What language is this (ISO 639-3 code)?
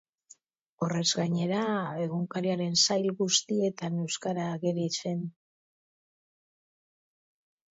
eus